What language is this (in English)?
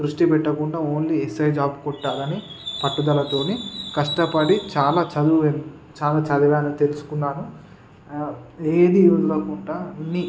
Telugu